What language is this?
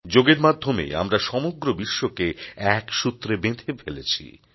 Bangla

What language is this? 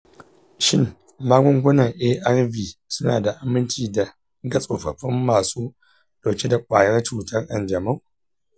Hausa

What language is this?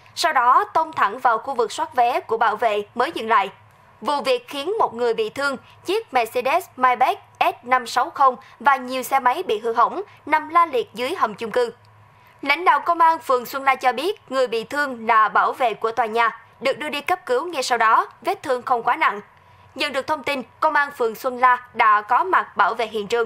Vietnamese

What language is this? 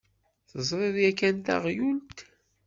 Kabyle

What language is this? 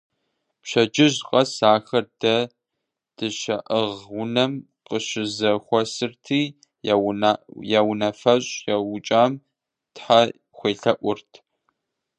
Kabardian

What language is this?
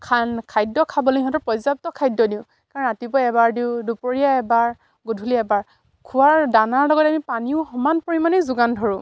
Assamese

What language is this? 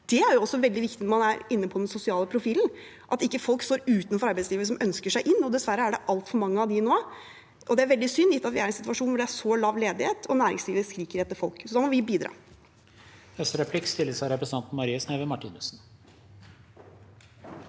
Norwegian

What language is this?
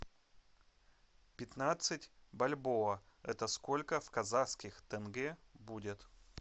Russian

